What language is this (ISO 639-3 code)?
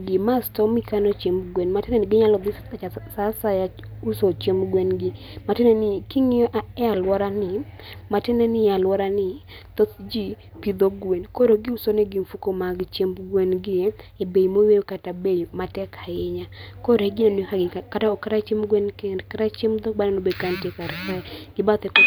luo